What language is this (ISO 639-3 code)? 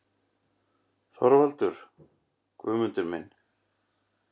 isl